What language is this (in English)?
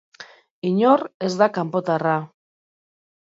Basque